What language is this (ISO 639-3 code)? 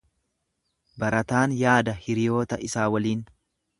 orm